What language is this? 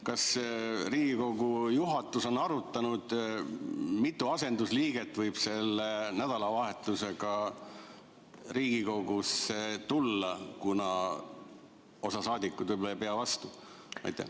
Estonian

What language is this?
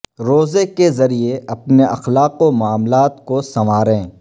Urdu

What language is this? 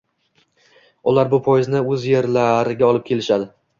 Uzbek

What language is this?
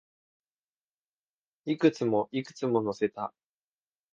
Japanese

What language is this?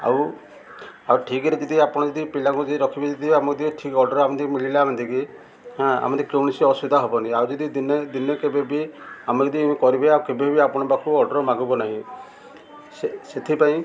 Odia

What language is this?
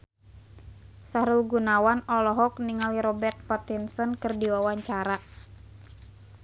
Sundanese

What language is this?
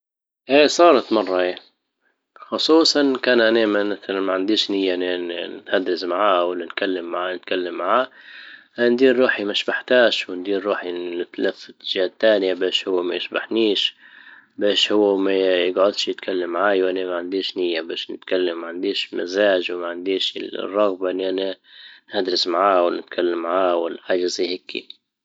Libyan Arabic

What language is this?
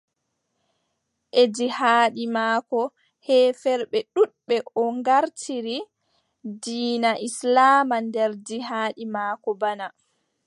Adamawa Fulfulde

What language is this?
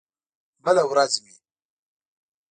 Pashto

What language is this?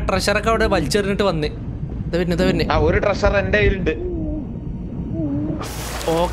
Malayalam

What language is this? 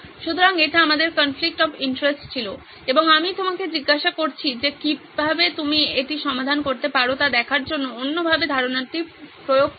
Bangla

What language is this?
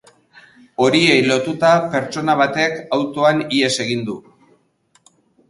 Basque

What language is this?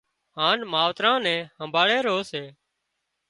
Wadiyara Koli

